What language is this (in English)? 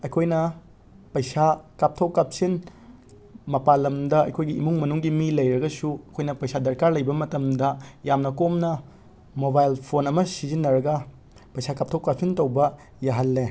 Manipuri